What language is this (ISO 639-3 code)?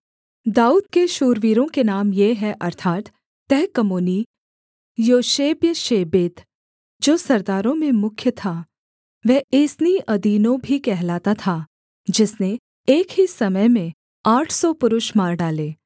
hin